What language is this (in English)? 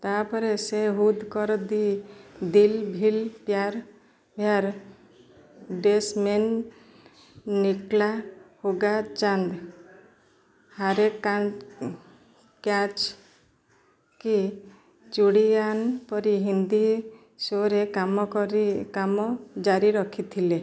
Odia